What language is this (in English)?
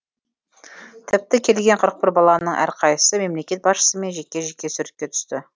Kazakh